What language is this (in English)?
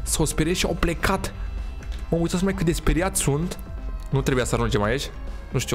Romanian